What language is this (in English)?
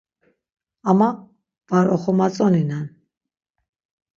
Laz